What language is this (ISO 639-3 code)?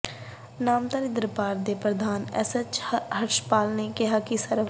pan